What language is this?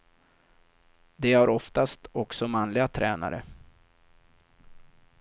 Swedish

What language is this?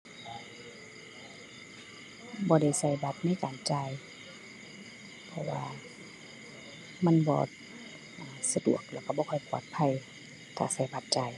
Thai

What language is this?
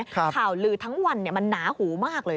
Thai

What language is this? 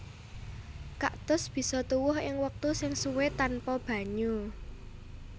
Javanese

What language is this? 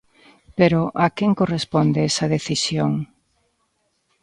Galician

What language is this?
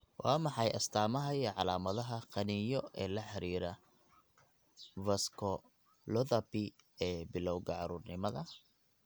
Somali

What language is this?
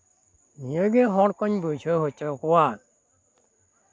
Santali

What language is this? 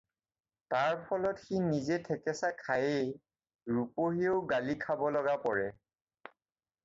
Assamese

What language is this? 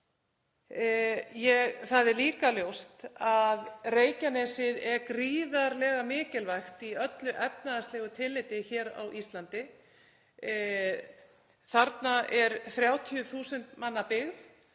Icelandic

